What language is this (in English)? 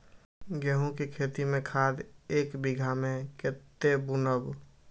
Maithili